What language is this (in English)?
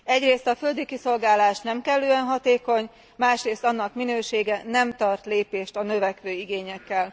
Hungarian